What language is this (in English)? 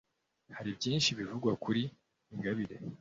Kinyarwanda